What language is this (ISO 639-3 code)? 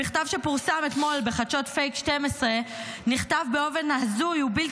heb